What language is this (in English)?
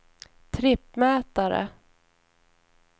Swedish